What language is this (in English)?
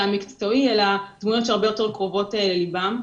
Hebrew